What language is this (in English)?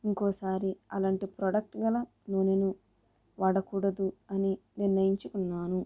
Telugu